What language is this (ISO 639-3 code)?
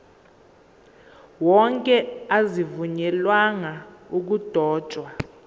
zul